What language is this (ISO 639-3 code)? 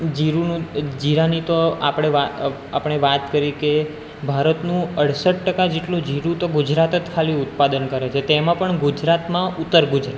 guj